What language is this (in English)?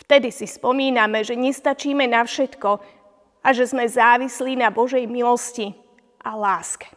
Slovak